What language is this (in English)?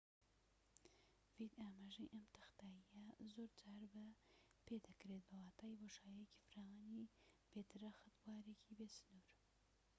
Central Kurdish